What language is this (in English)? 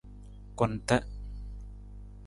Nawdm